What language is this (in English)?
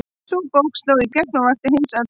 Icelandic